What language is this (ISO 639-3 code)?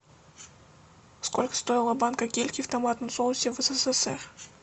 rus